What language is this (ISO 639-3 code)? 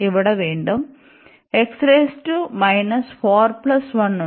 mal